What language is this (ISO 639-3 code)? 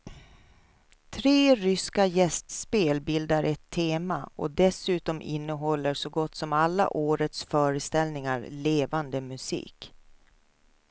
swe